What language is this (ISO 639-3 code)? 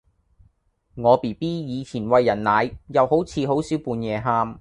yue